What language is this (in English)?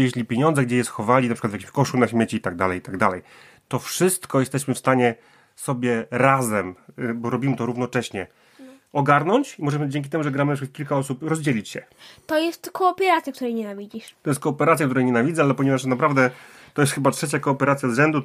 Polish